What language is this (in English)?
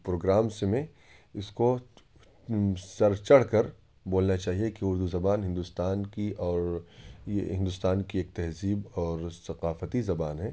Urdu